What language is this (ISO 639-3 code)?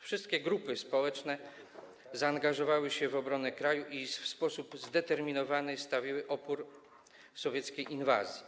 pol